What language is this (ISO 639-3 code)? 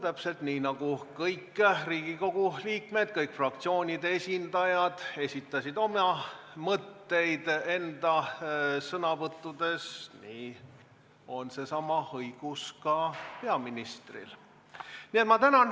est